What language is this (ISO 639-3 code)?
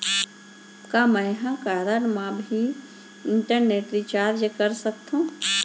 hne